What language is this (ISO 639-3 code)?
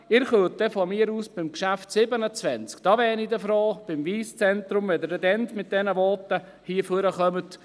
gsw